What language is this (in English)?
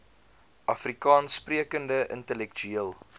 Afrikaans